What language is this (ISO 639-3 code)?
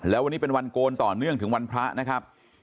tha